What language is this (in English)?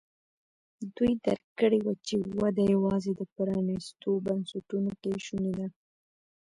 Pashto